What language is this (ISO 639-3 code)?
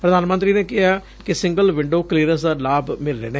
pan